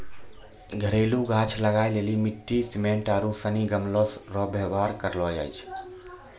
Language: Maithili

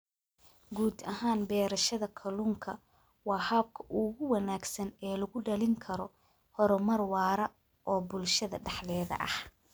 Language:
Somali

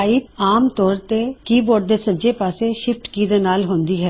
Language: Punjabi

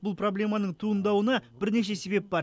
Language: Kazakh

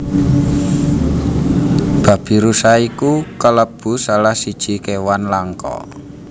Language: Javanese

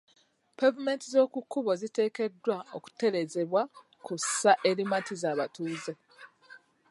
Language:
Ganda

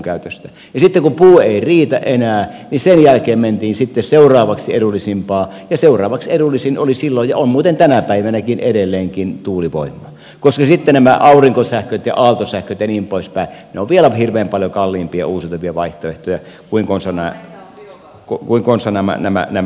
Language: Finnish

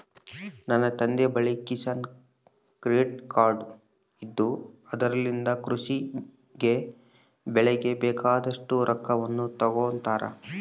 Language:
Kannada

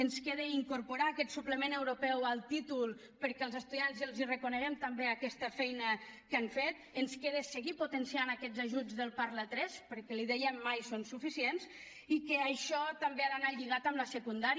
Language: Catalan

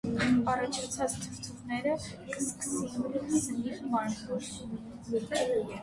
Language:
Armenian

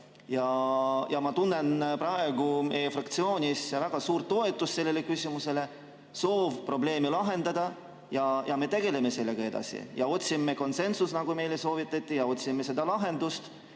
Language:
Estonian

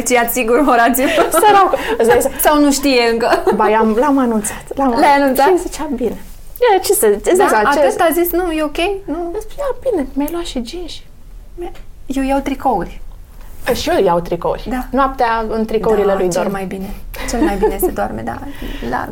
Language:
Romanian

